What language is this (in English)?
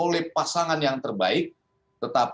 Indonesian